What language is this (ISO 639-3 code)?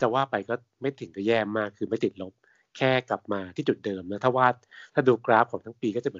tha